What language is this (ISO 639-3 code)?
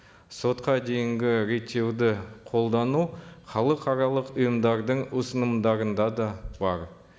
kaz